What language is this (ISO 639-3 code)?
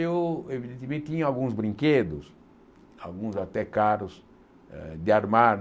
por